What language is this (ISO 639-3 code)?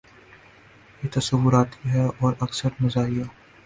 urd